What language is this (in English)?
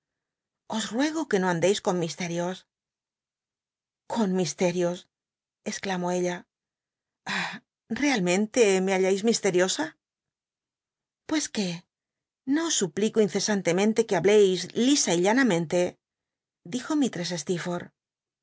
Spanish